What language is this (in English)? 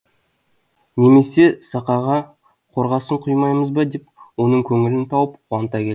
Kazakh